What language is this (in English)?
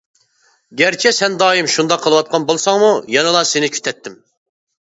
Uyghur